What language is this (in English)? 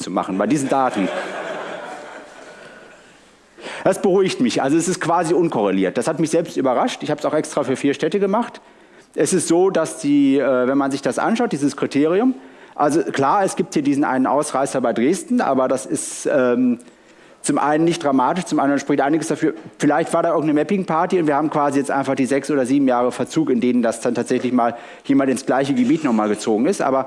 German